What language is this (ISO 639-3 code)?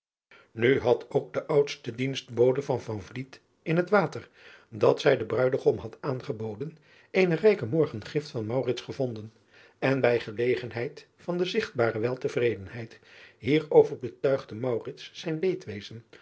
nld